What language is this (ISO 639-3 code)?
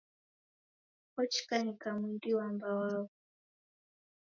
dav